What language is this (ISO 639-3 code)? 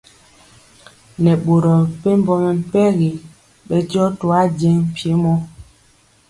mcx